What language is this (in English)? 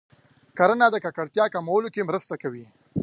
Pashto